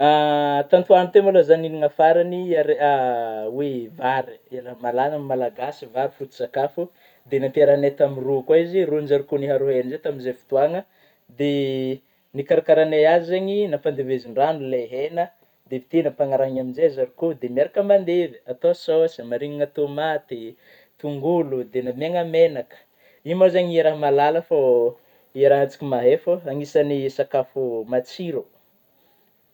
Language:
Northern Betsimisaraka Malagasy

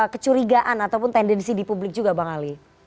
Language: Indonesian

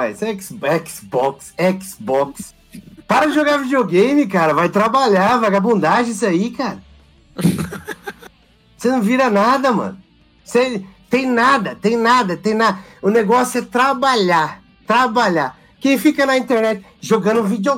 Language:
Portuguese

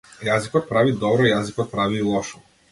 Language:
Macedonian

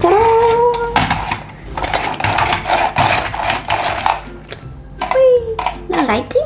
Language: Dutch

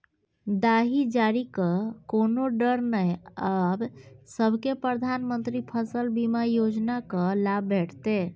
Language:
Maithili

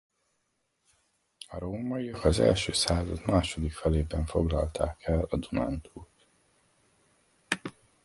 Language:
Hungarian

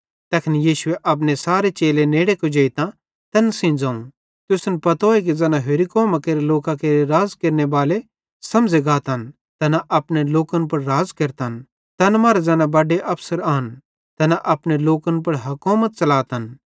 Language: Bhadrawahi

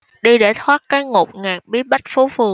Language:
Vietnamese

